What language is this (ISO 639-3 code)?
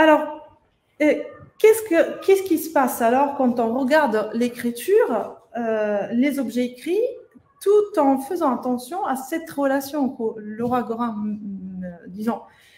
fra